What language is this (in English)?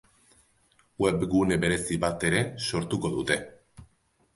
Basque